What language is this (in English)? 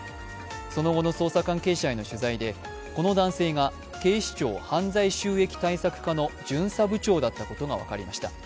Japanese